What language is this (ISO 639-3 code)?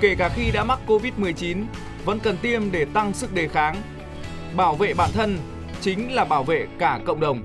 vie